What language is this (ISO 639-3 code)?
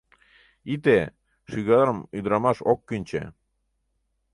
chm